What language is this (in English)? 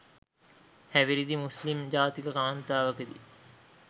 Sinhala